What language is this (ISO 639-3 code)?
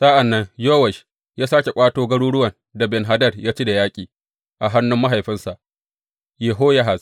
hau